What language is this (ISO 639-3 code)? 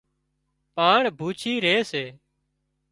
kxp